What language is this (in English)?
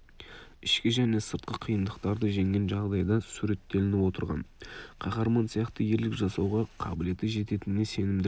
Kazakh